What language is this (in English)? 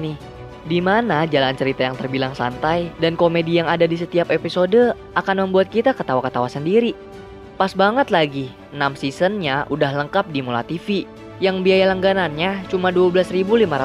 Indonesian